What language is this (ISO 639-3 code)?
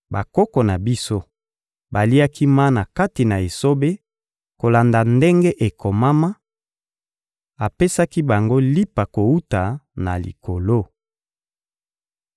lin